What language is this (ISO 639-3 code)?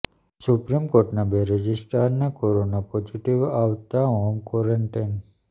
guj